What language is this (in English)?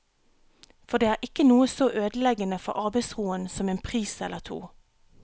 Norwegian